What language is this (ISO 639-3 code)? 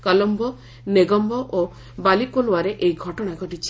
ori